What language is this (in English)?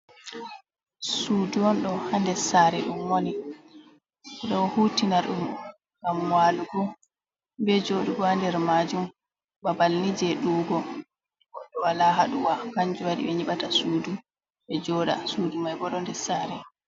Fula